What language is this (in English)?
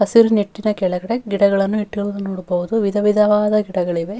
Kannada